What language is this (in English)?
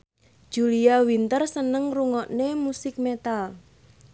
Javanese